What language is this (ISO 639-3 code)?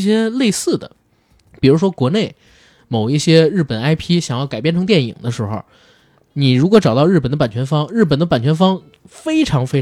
zho